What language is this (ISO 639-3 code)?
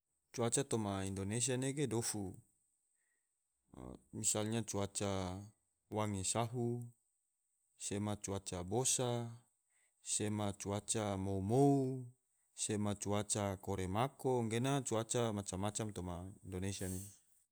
tvo